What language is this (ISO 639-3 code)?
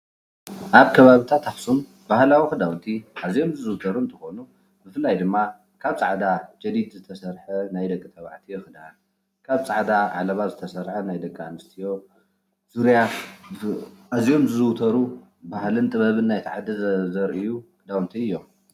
tir